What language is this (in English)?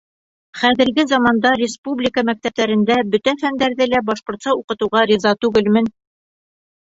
Bashkir